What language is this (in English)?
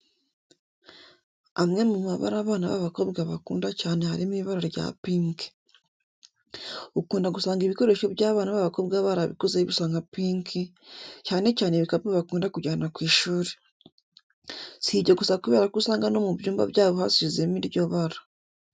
Kinyarwanda